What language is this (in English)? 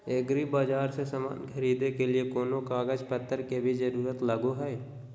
Magahi